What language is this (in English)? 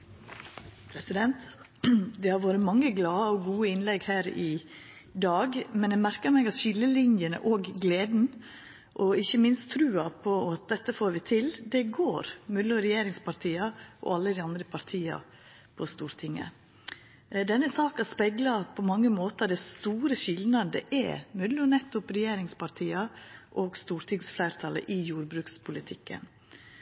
Norwegian